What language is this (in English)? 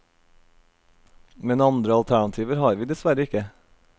Norwegian